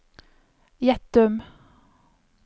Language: Norwegian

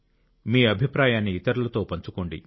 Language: Telugu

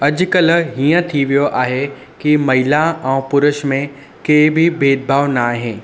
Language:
Sindhi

